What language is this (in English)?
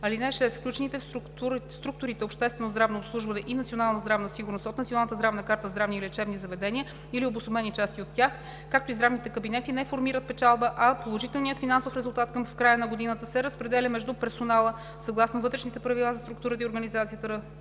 Bulgarian